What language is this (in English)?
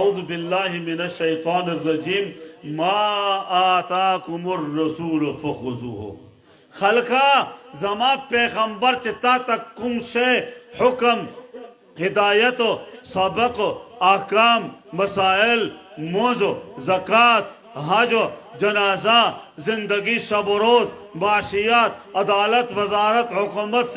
Turkish